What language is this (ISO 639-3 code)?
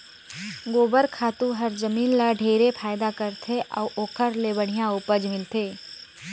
hne